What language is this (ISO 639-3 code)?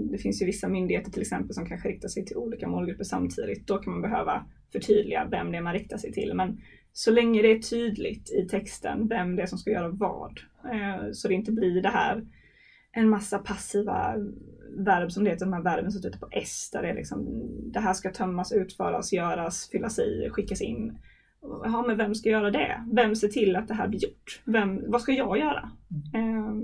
swe